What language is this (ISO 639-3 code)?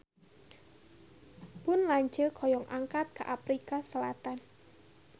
sun